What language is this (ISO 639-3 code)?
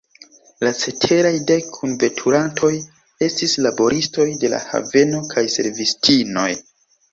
epo